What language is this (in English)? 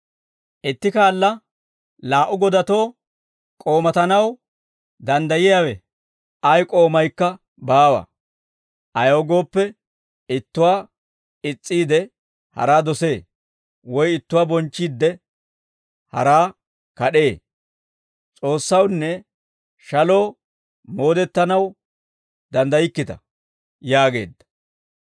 Dawro